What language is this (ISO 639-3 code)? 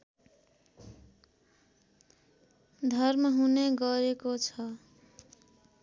nep